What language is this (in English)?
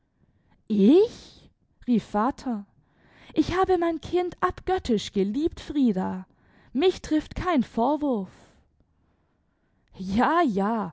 German